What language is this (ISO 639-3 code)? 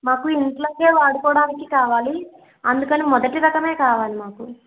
tel